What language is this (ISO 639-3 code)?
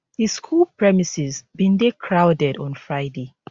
pcm